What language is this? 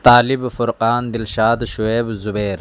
Urdu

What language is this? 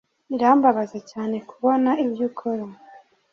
Kinyarwanda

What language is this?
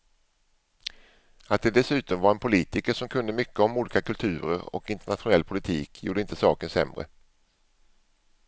Swedish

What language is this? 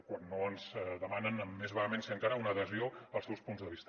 Catalan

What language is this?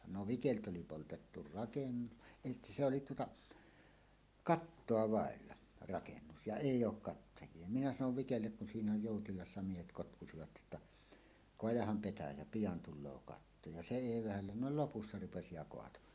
Finnish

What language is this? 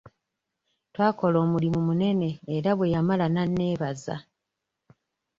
Ganda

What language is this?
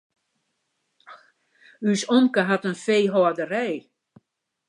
Western Frisian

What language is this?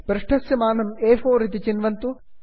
Sanskrit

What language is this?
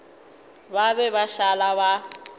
Northern Sotho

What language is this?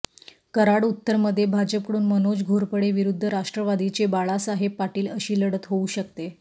Marathi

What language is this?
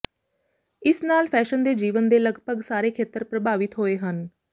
Punjabi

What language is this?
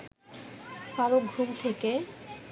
Bangla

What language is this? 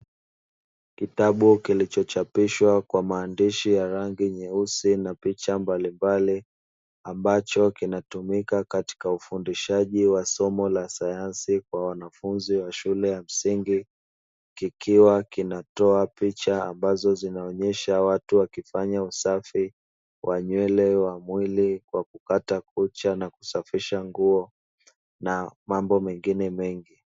Swahili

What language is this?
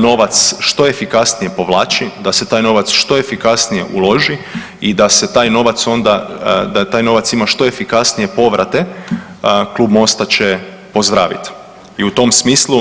Croatian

